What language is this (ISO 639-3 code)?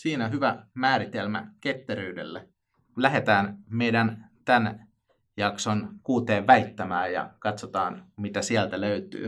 fin